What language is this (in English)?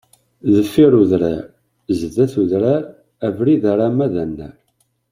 Kabyle